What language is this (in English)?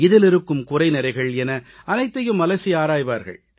Tamil